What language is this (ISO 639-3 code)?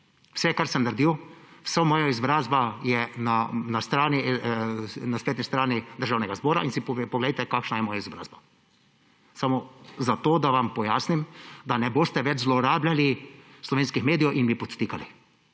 slv